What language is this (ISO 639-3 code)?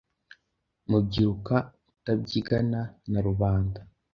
kin